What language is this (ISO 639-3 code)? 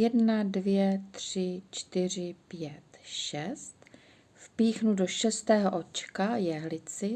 ces